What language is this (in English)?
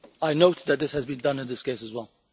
English